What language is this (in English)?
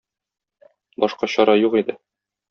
Tatar